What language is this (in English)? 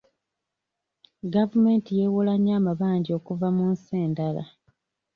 Ganda